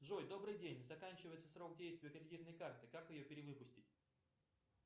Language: Russian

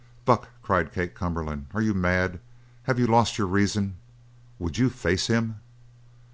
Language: English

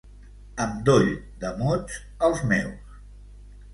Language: Catalan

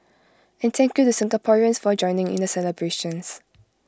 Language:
English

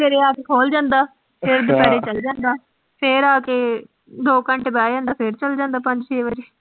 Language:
Punjabi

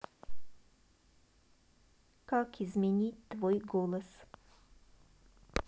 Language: Russian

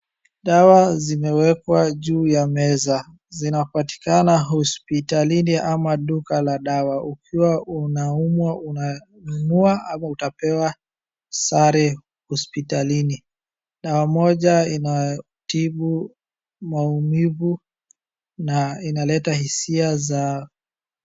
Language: Swahili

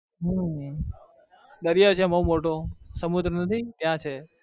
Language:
Gujarati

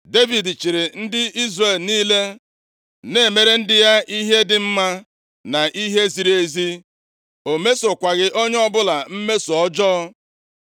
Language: Igbo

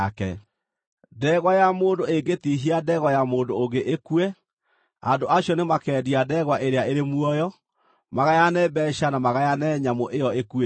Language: Kikuyu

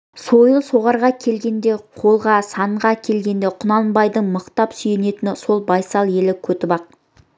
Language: Kazakh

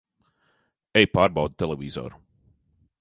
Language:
Latvian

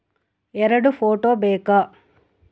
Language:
Kannada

